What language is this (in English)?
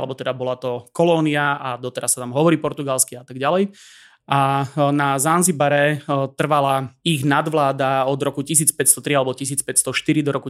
Slovak